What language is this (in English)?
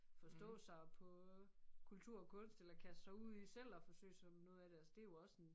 Danish